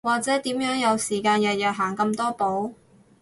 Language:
Cantonese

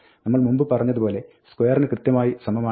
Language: Malayalam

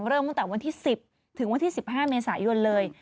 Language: Thai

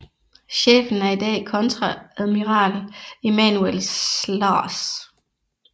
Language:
Danish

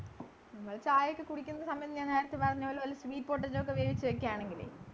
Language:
Malayalam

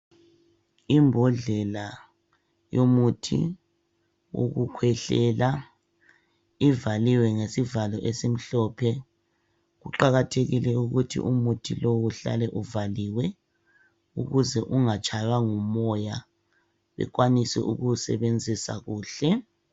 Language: North Ndebele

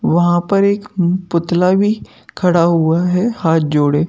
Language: Hindi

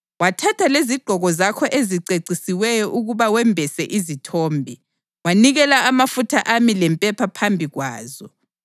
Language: North Ndebele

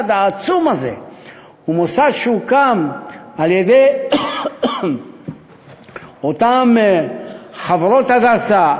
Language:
Hebrew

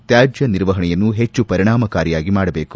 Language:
Kannada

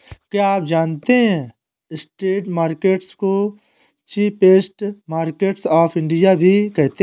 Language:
Hindi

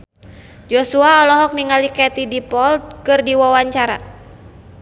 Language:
Sundanese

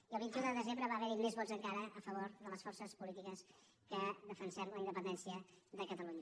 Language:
Catalan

